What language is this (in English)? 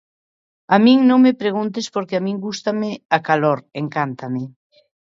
Galician